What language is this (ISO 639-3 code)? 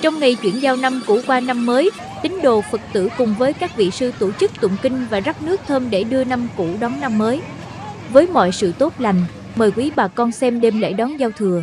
vie